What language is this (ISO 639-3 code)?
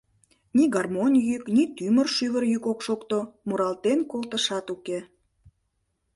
chm